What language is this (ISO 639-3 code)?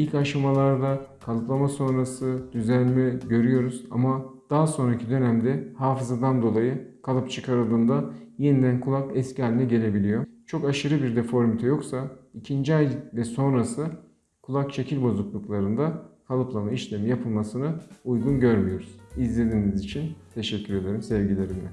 tur